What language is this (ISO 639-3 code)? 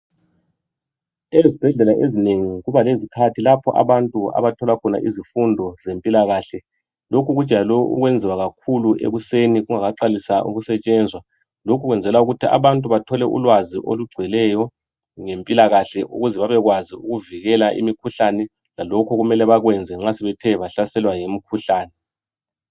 nde